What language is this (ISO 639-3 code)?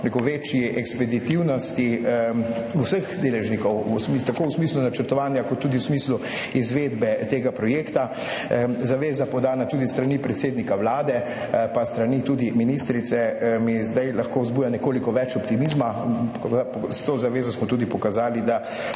slv